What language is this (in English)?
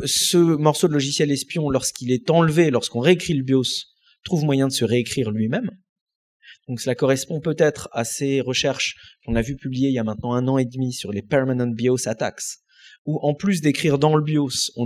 French